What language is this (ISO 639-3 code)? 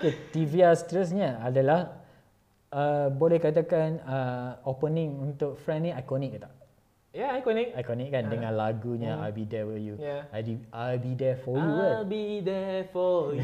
msa